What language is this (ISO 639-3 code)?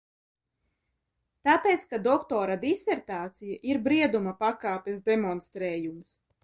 lav